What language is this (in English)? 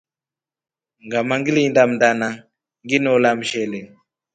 Rombo